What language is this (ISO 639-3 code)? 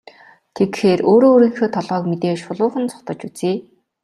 mon